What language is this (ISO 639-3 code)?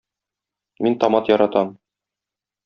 tat